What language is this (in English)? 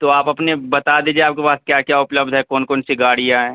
Urdu